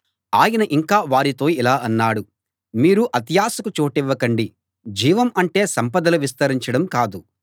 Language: Telugu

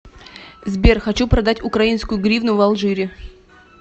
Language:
Russian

